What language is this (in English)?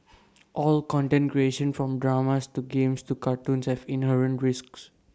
English